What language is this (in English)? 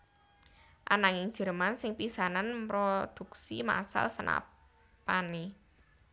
Javanese